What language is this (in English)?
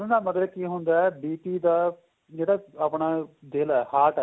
Punjabi